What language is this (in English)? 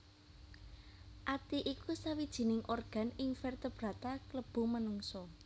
Javanese